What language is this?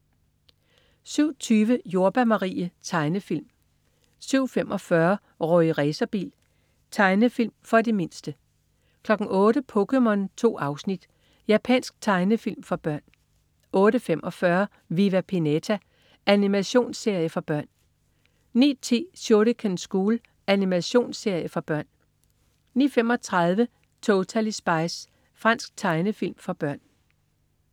Danish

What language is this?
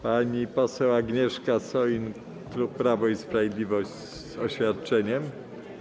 Polish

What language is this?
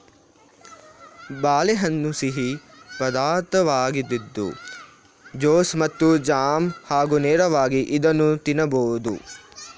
Kannada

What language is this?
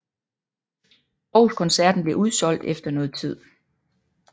Danish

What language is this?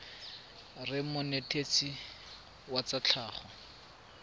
Tswana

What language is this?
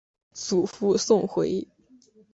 Chinese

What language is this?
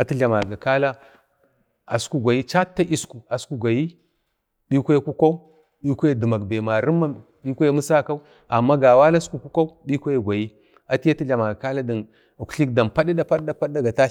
Bade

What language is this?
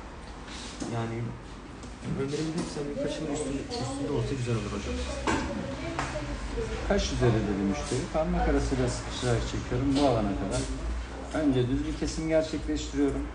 Turkish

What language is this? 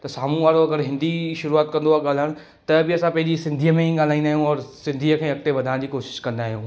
Sindhi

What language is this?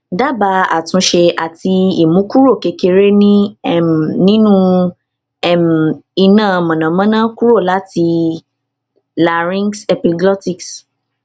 Yoruba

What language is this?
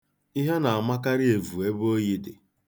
Igbo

